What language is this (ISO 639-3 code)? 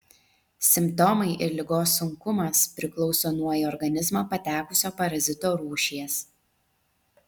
lit